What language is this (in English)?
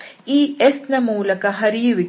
Kannada